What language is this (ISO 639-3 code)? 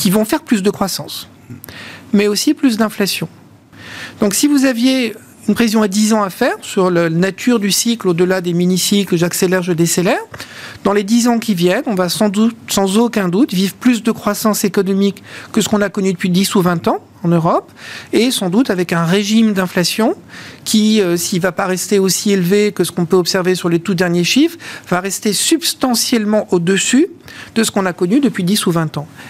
fra